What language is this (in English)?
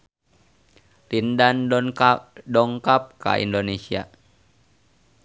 Sundanese